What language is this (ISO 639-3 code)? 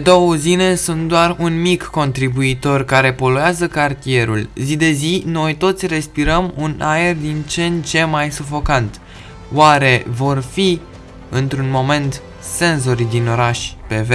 ron